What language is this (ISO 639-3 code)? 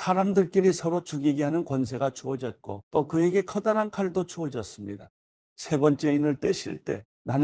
kor